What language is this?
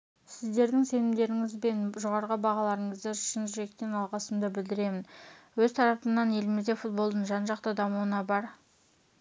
Kazakh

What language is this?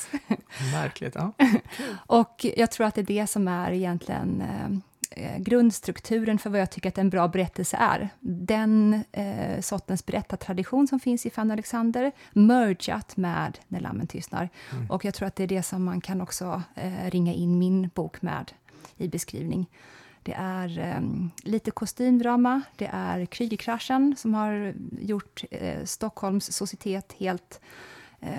Swedish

